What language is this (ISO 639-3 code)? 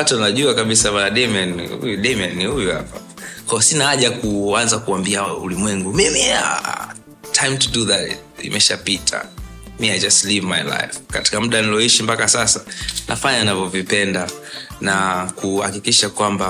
swa